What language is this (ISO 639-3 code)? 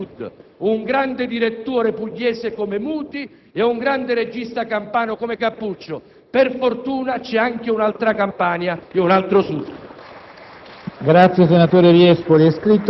ita